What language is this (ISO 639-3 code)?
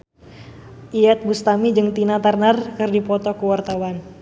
sun